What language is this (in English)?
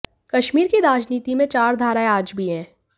Hindi